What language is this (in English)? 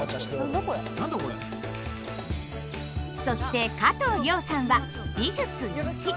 Japanese